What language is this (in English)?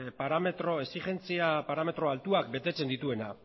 Basque